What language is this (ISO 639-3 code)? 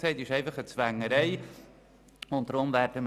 gsw